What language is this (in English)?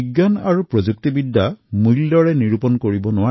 Assamese